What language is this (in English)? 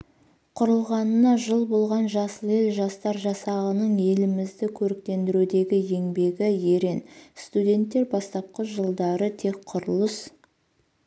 Kazakh